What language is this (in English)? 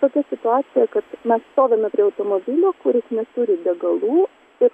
Lithuanian